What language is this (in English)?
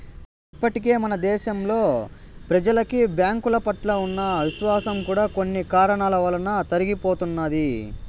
Telugu